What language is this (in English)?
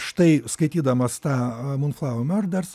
Lithuanian